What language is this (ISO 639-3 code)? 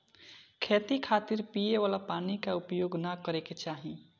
bho